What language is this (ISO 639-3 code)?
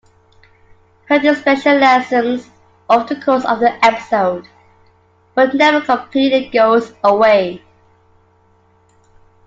eng